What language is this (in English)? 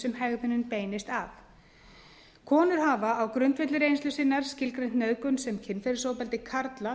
Icelandic